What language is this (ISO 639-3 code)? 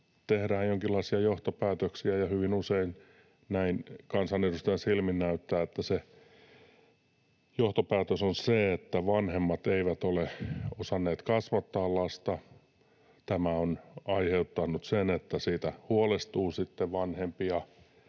fin